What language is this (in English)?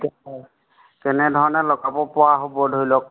Assamese